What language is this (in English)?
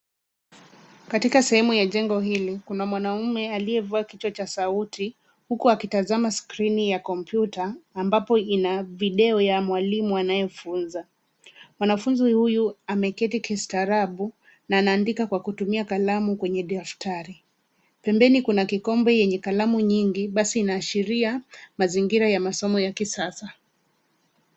Swahili